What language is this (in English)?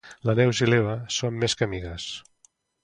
Catalan